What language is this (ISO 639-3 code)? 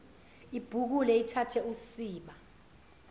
zul